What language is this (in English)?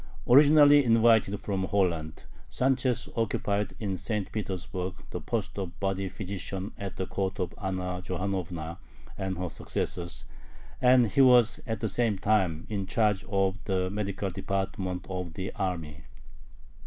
English